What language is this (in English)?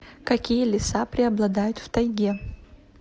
Russian